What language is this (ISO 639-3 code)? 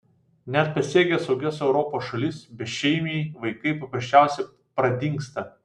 lit